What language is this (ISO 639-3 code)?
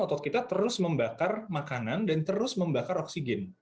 ind